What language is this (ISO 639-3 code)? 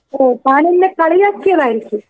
mal